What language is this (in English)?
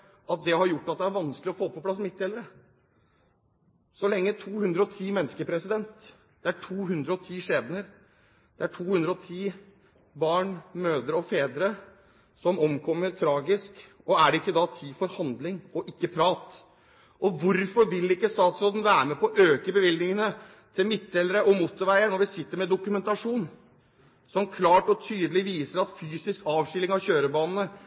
Norwegian Bokmål